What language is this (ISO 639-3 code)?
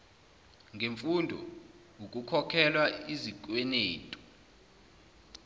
zul